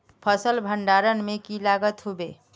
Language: Magahi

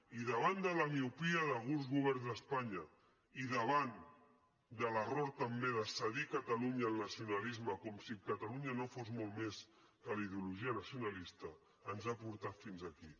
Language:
Catalan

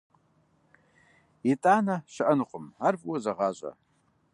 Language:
Kabardian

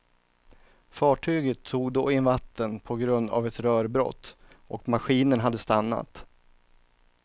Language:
Swedish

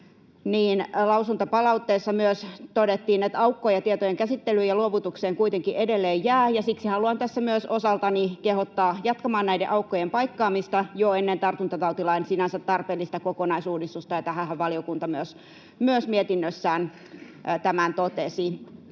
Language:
Finnish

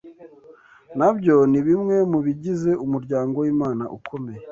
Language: Kinyarwanda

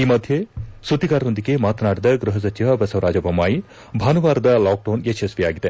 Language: Kannada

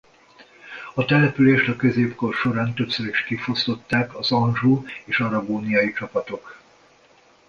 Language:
Hungarian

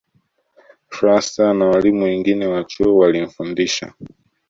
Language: Swahili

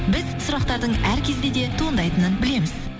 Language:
Kazakh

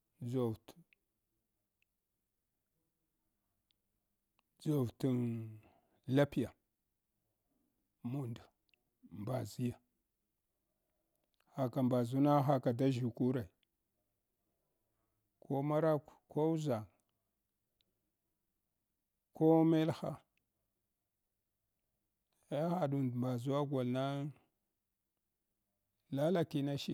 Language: Hwana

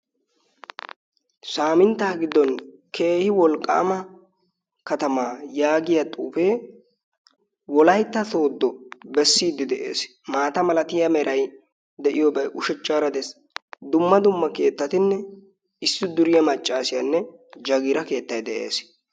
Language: Wolaytta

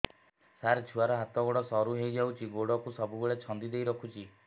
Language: Odia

